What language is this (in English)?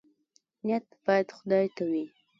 Pashto